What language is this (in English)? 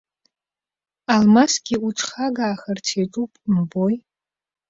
Abkhazian